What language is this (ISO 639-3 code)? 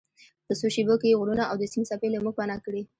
pus